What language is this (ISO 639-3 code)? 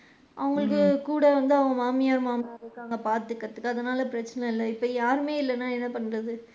tam